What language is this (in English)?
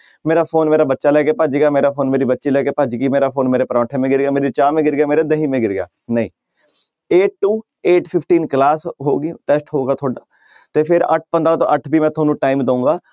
Punjabi